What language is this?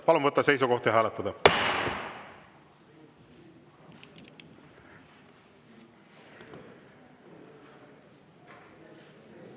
Estonian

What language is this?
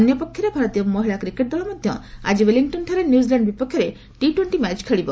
Odia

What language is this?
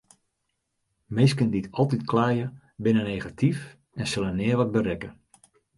Western Frisian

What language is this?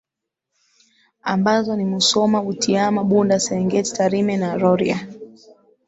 Swahili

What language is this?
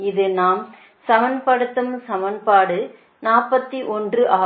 Tamil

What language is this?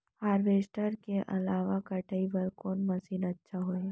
Chhattisgarhi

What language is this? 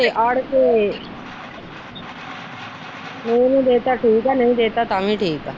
Punjabi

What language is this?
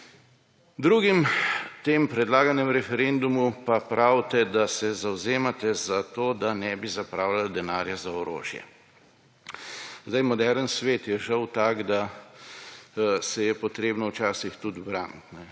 Slovenian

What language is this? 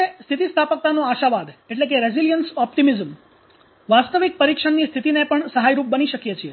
Gujarati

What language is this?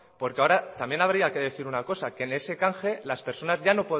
Spanish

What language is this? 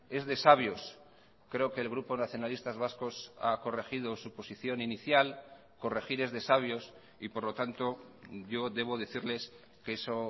Spanish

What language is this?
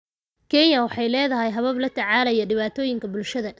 Somali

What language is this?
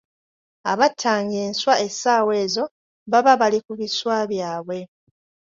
Ganda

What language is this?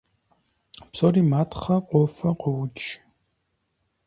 Kabardian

